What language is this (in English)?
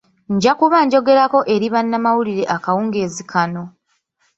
Ganda